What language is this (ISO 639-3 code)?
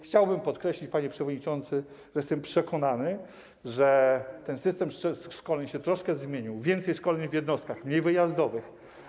pol